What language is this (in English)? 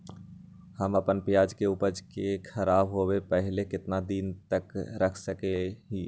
Magahi